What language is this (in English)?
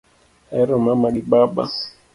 Luo (Kenya and Tanzania)